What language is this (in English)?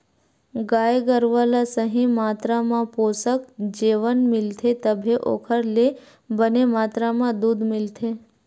Chhattisgarhi